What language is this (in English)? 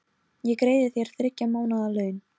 Icelandic